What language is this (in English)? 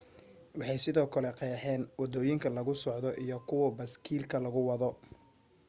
Somali